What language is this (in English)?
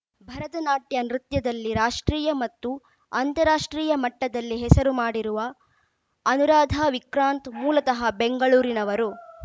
Kannada